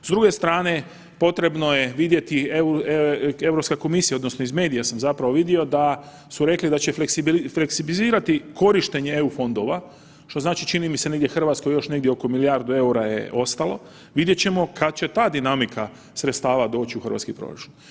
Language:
Croatian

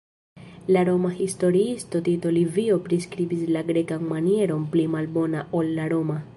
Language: Esperanto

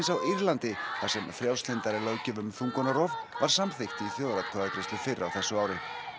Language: Icelandic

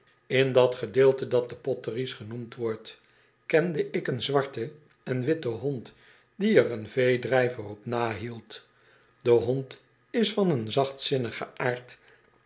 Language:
Dutch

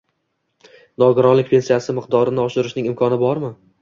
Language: Uzbek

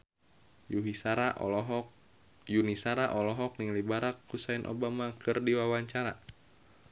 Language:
Sundanese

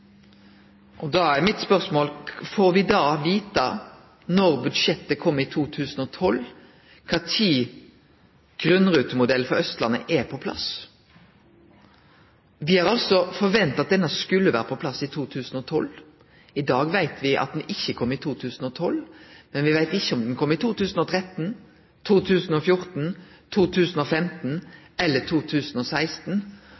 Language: Norwegian Nynorsk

